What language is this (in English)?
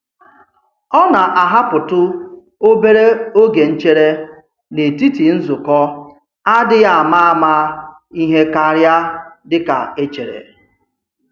Igbo